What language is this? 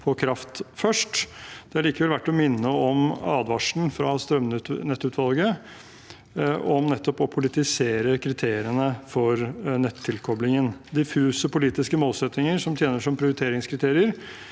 Norwegian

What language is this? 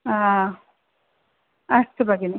Sanskrit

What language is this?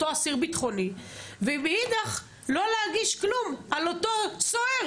Hebrew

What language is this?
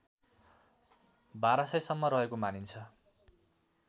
Nepali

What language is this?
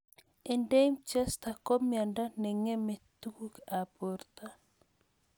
Kalenjin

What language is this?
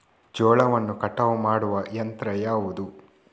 Kannada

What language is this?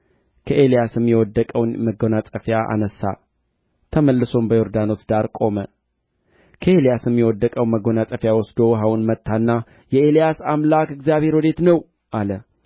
Amharic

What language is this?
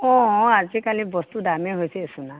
Assamese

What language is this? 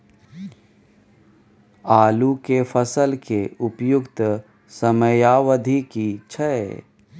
Maithili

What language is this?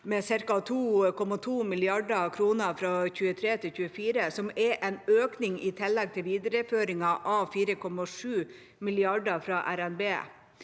Norwegian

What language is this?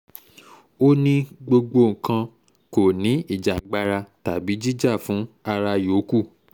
Yoruba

